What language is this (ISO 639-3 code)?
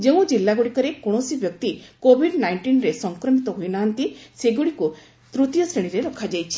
ori